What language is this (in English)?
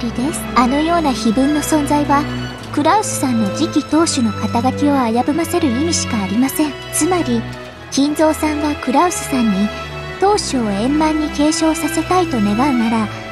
Japanese